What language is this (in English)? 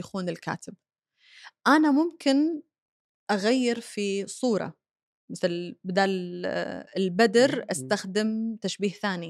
Arabic